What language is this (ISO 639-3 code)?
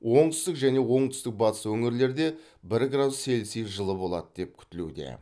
kaz